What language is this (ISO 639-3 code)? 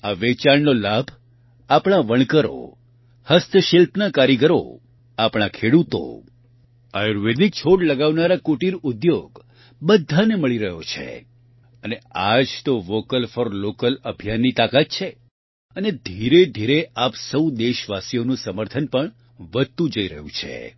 guj